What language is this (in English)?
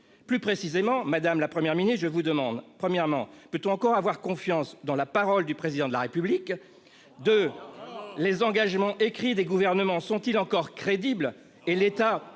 French